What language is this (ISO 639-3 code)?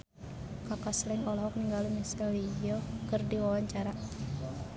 sun